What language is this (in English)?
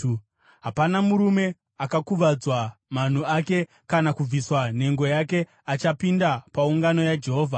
Shona